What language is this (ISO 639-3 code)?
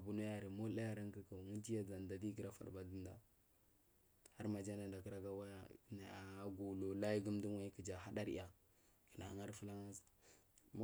mfm